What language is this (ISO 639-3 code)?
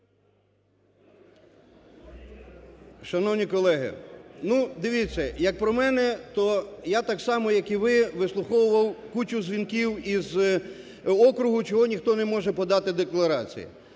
ukr